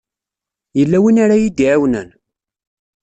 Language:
Kabyle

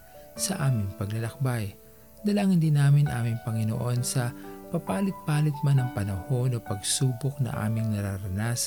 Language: Filipino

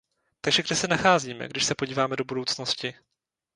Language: Czech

